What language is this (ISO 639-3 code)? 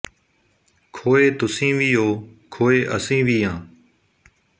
pan